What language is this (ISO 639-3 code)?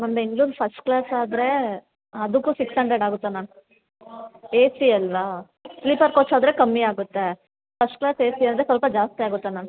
kan